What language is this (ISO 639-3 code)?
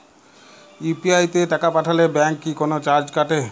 ben